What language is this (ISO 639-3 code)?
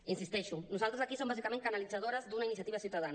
cat